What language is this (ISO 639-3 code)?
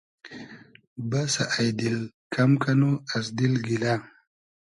haz